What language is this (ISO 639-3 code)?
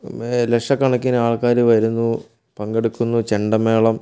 mal